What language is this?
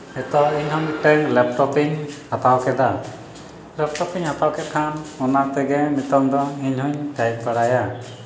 Santali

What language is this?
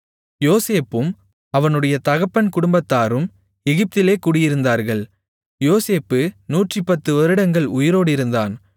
Tamil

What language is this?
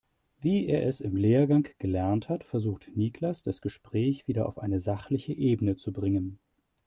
German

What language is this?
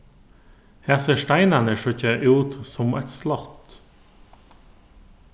Faroese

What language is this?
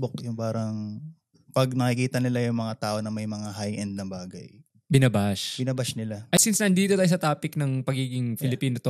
Filipino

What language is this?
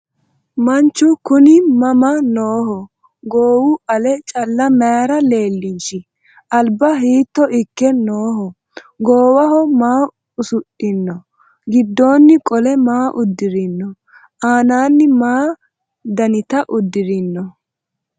Sidamo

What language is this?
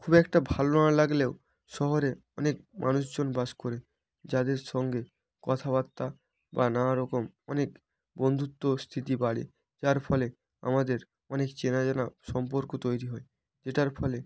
Bangla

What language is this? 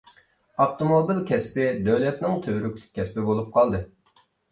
Uyghur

